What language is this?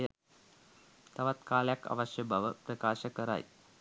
Sinhala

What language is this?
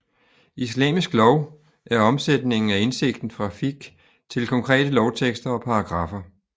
Danish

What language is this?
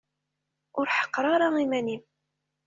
Kabyle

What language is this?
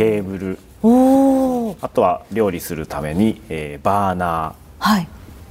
Japanese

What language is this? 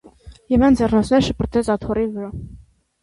Armenian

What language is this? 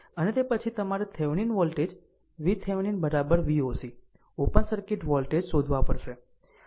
Gujarati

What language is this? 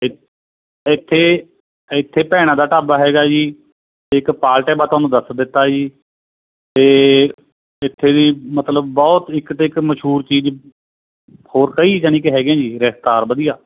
Punjabi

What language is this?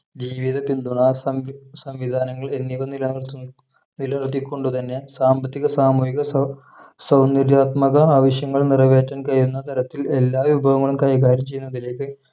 Malayalam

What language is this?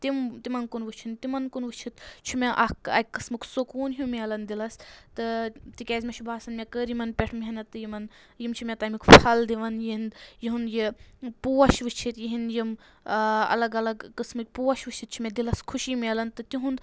Kashmiri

